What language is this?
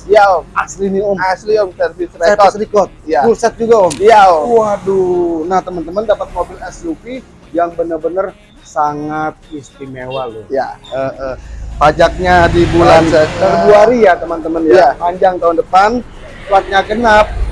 Indonesian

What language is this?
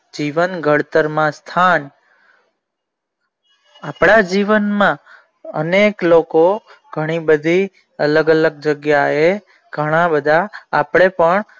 Gujarati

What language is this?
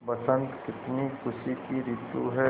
Hindi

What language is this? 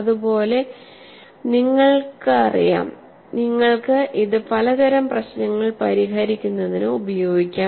Malayalam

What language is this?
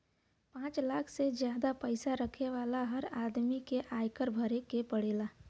Bhojpuri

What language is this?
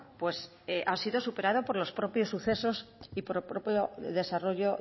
Spanish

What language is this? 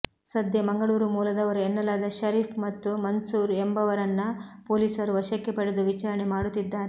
Kannada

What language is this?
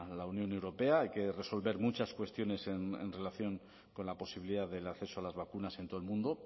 Spanish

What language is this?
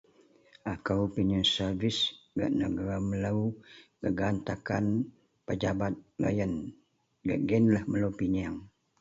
Central Melanau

